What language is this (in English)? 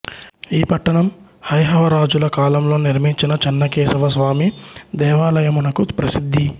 Telugu